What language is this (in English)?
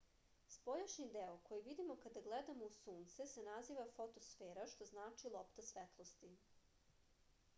Serbian